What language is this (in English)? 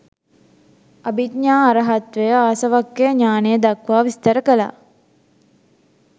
Sinhala